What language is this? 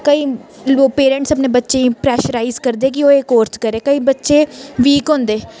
Dogri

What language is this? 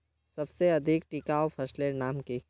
Magahi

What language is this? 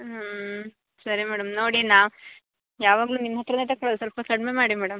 Kannada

